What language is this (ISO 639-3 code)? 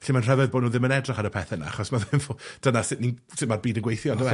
cym